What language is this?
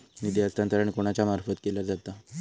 Marathi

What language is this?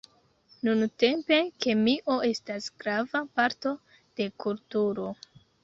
Esperanto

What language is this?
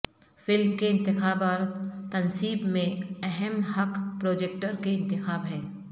Urdu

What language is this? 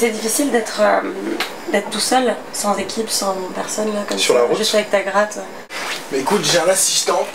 French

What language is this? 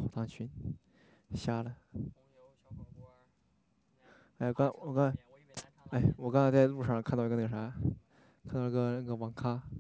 Chinese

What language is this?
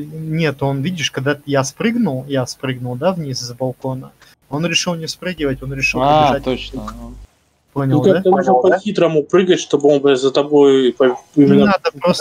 Russian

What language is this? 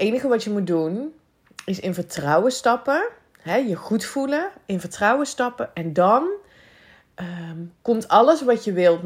Dutch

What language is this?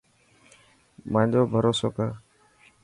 Dhatki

